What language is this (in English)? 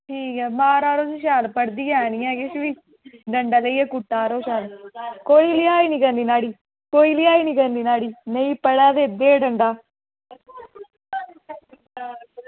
Dogri